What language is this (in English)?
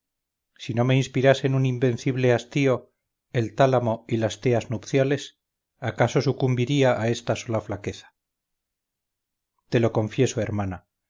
Spanish